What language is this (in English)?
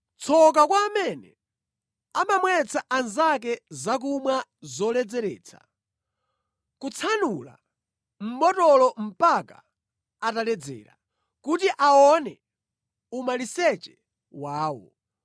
Nyanja